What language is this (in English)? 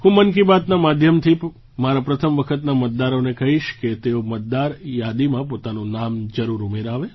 Gujarati